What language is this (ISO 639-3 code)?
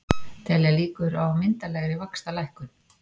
isl